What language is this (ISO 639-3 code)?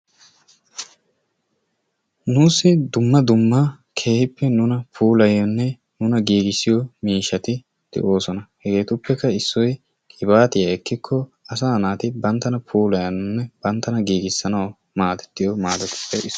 wal